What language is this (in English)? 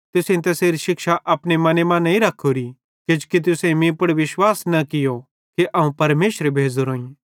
Bhadrawahi